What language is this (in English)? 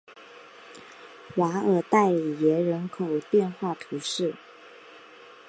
Chinese